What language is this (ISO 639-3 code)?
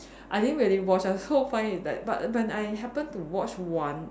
eng